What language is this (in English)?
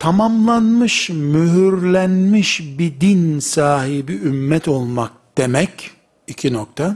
Turkish